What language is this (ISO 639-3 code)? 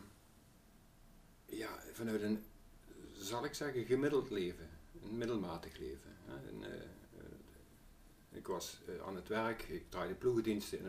nld